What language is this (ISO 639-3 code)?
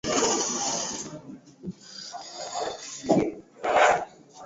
swa